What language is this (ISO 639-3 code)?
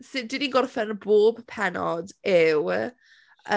cym